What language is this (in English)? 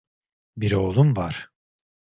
Turkish